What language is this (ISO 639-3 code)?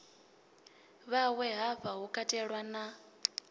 ven